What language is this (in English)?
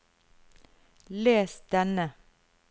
Norwegian